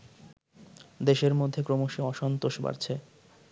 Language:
Bangla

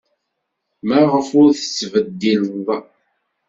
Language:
Kabyle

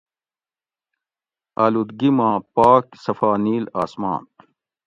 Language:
Gawri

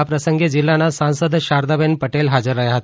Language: Gujarati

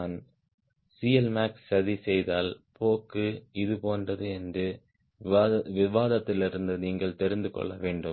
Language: Tamil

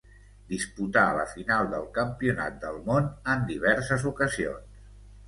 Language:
Catalan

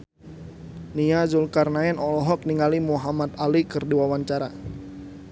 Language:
Sundanese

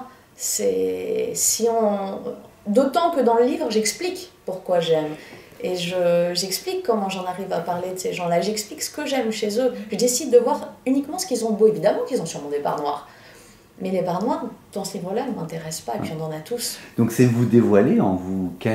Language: French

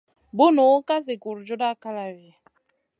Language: Masana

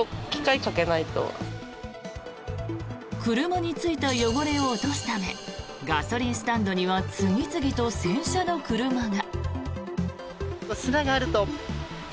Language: Japanese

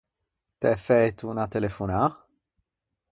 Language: Ligurian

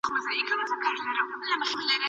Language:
Pashto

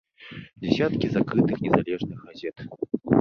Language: Belarusian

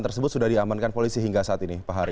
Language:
Indonesian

